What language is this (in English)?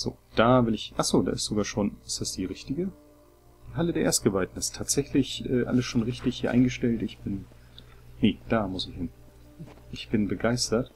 German